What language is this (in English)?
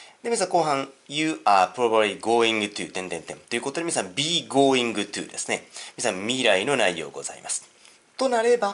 Japanese